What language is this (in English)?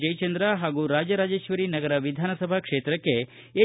Kannada